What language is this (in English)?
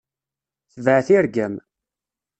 Kabyle